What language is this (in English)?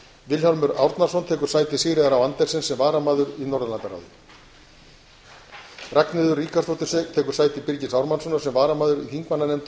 Icelandic